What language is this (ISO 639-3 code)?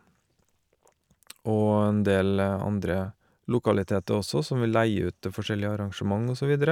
nor